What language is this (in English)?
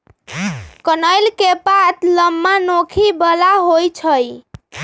Magahi